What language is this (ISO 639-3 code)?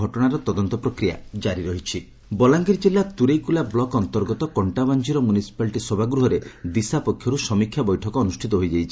ori